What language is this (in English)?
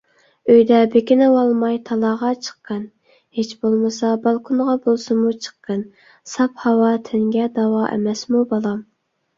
Uyghur